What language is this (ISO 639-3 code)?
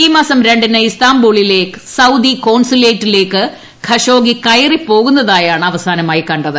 mal